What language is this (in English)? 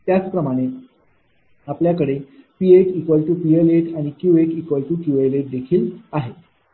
Marathi